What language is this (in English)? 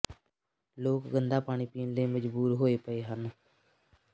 Punjabi